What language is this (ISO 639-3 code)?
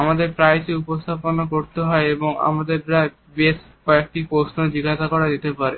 ben